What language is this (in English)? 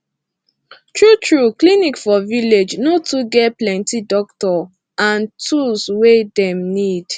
Nigerian Pidgin